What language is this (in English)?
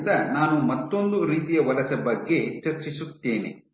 Kannada